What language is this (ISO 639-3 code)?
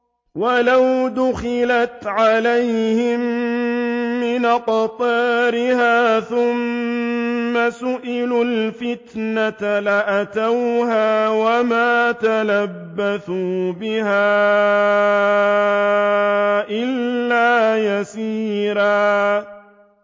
ara